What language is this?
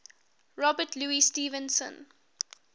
English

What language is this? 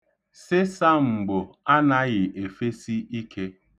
Igbo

